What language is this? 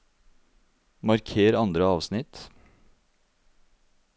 Norwegian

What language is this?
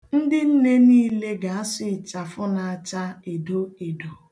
Igbo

